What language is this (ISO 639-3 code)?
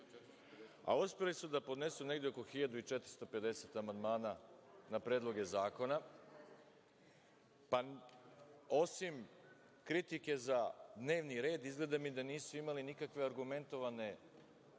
srp